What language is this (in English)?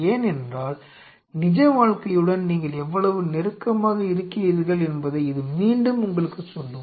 Tamil